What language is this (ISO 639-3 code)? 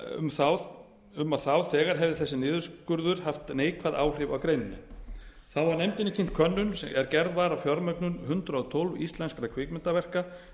isl